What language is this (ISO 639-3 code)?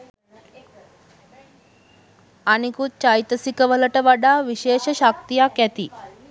sin